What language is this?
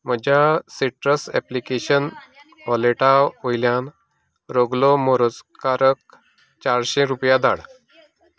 Konkani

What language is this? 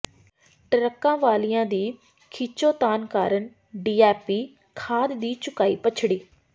Punjabi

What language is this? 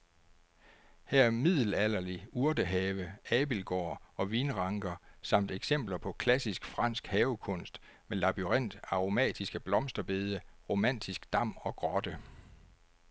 Danish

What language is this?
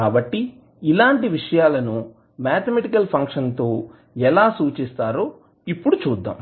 Telugu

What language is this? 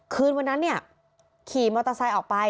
Thai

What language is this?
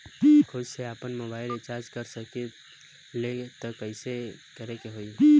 Bhojpuri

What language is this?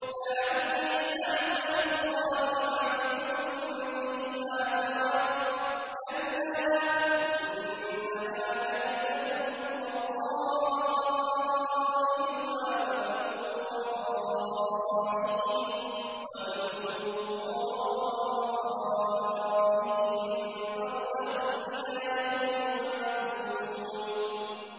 Arabic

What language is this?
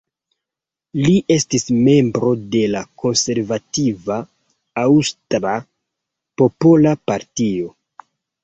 Esperanto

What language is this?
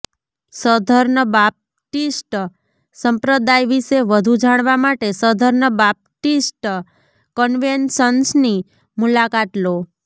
Gujarati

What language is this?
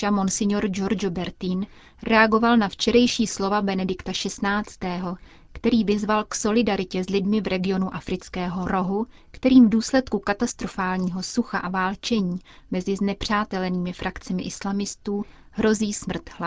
Czech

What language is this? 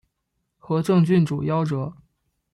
Chinese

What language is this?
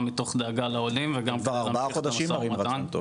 Hebrew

